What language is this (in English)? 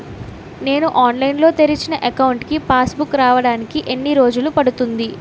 Telugu